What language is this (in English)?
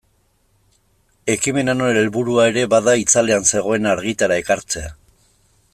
Basque